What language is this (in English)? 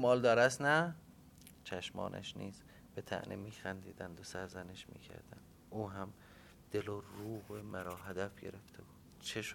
Persian